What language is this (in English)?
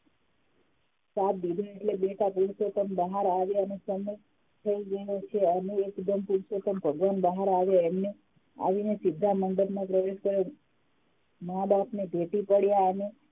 Gujarati